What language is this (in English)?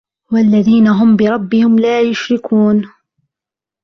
Arabic